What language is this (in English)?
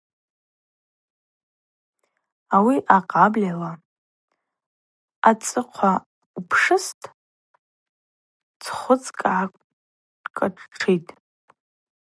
Abaza